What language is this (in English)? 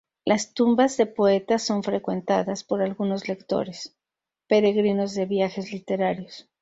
Spanish